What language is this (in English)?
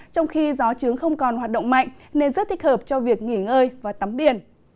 Vietnamese